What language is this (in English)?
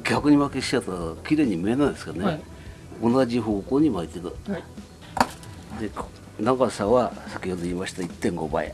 Japanese